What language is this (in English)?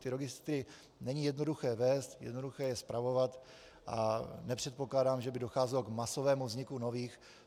Czech